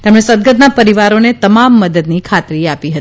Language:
Gujarati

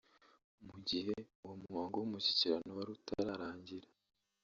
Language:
Kinyarwanda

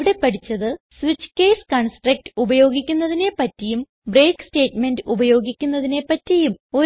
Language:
Malayalam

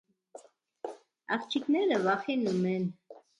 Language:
Armenian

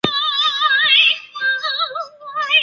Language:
Chinese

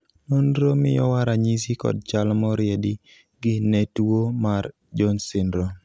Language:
Luo (Kenya and Tanzania)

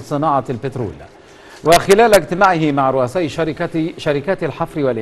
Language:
Arabic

